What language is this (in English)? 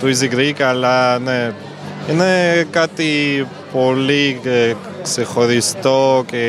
Greek